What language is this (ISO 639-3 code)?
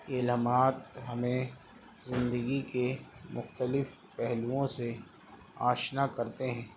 urd